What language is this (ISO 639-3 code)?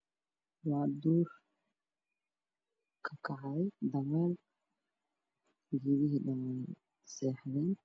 som